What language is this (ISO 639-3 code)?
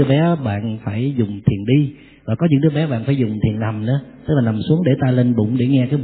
vie